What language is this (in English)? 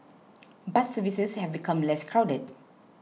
English